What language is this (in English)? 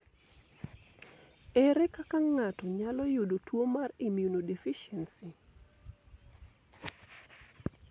Luo (Kenya and Tanzania)